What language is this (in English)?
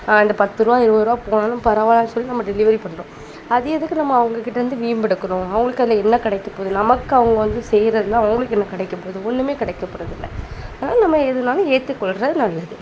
Tamil